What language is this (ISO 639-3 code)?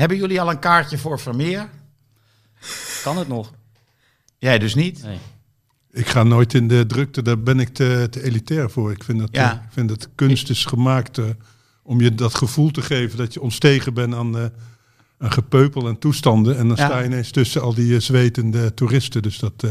nld